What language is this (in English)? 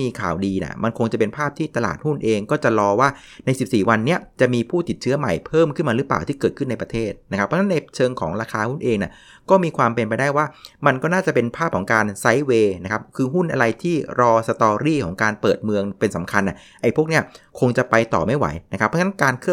Thai